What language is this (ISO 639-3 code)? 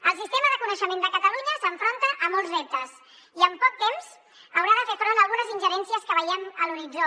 cat